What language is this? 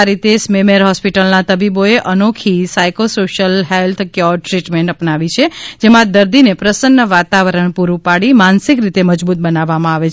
Gujarati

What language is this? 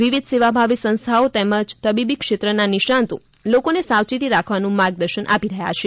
Gujarati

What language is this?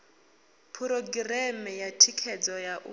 Venda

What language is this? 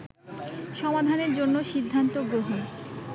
Bangla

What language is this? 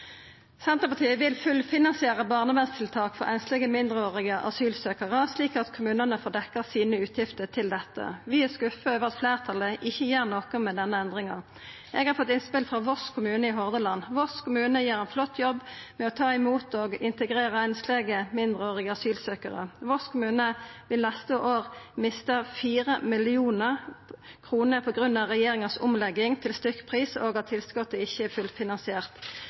Norwegian Nynorsk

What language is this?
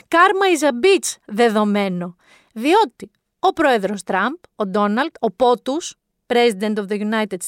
Greek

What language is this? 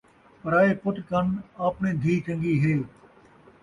Saraiki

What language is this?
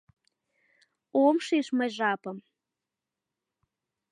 Mari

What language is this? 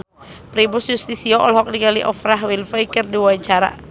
Sundanese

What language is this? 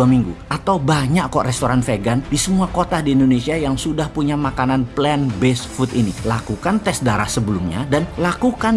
Indonesian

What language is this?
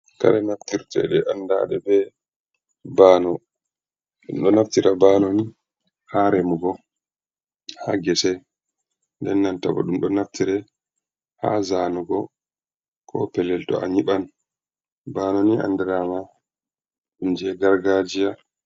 Fula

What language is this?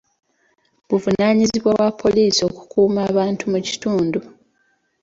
Ganda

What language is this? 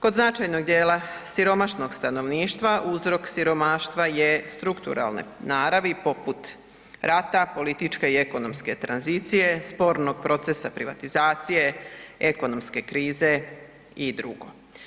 Croatian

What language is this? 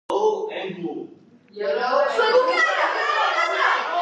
Georgian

